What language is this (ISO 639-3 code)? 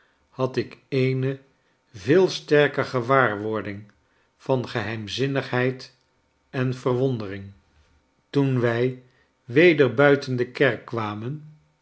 nld